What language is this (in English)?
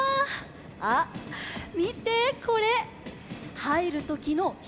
Japanese